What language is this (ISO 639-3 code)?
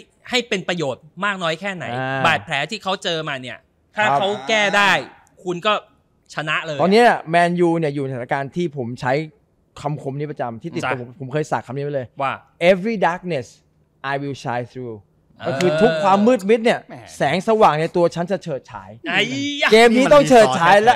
tha